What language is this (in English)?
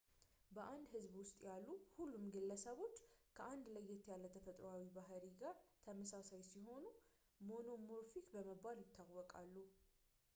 Amharic